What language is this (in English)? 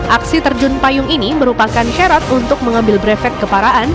Indonesian